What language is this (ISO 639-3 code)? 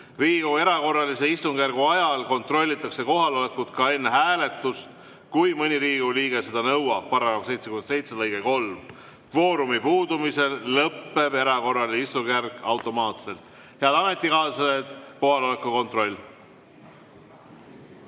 est